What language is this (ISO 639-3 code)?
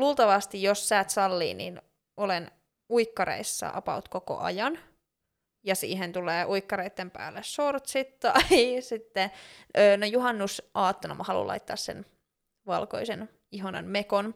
fin